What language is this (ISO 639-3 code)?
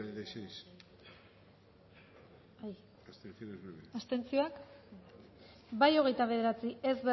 eus